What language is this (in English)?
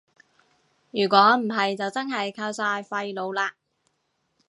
Cantonese